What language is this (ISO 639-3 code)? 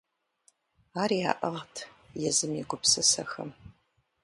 kbd